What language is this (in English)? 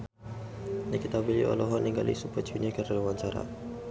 Sundanese